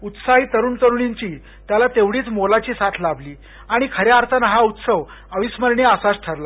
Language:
Marathi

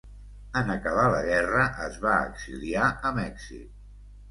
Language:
Catalan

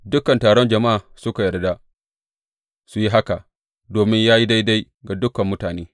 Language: Hausa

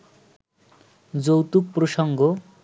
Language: Bangla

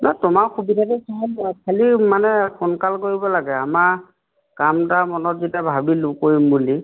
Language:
Assamese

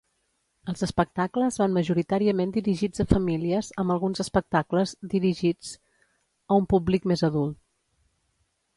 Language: Catalan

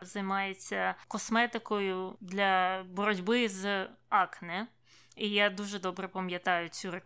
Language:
Ukrainian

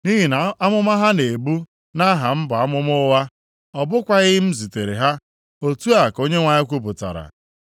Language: Igbo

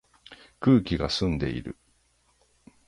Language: Japanese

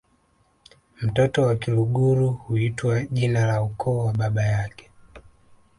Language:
Swahili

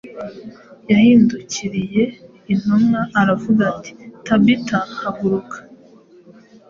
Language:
Kinyarwanda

